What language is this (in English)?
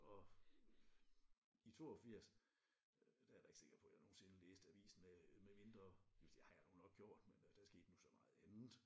Danish